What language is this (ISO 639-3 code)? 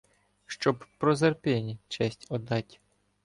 ukr